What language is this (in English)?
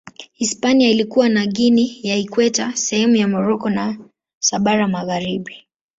Swahili